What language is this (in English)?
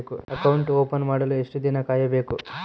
Kannada